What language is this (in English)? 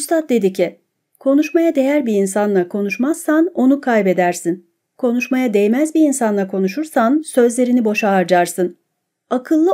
Turkish